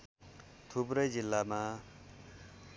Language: Nepali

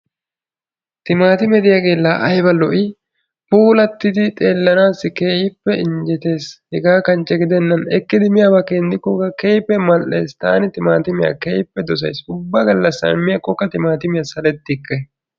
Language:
Wolaytta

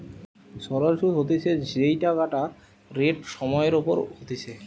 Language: Bangla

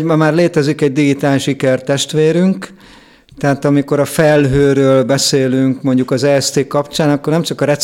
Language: Hungarian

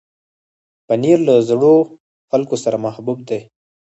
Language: Pashto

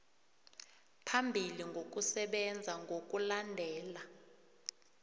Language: South Ndebele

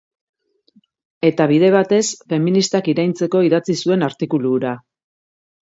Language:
Basque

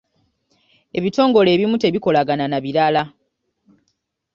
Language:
Ganda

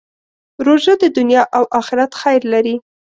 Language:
Pashto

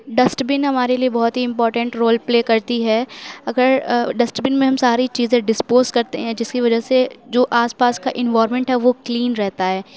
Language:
Urdu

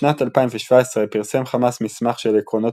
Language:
Hebrew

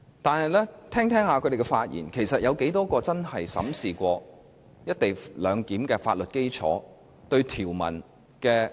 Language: Cantonese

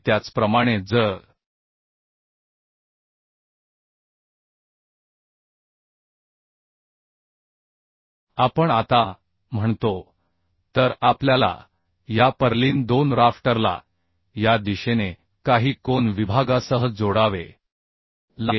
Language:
Marathi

